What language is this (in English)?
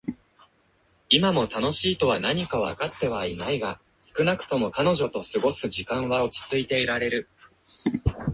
Japanese